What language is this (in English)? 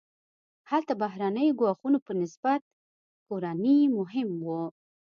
Pashto